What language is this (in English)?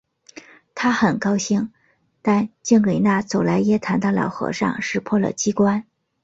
Chinese